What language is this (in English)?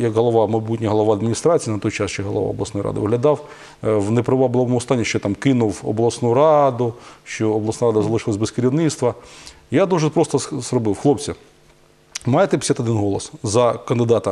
Ukrainian